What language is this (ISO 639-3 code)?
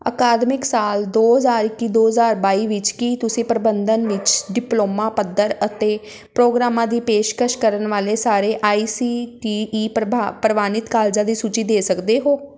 pan